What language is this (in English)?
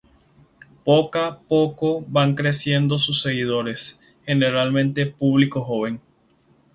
Spanish